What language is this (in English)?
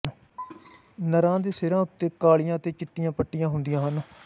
Punjabi